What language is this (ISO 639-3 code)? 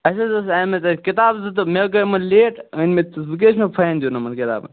kas